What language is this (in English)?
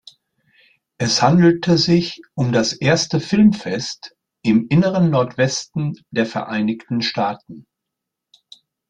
German